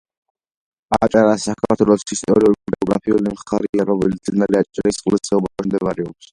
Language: Georgian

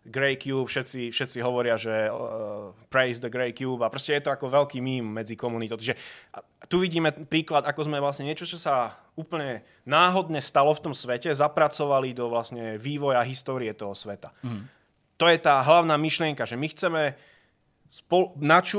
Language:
Czech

